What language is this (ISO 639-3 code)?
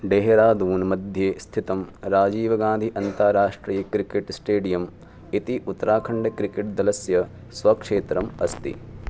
san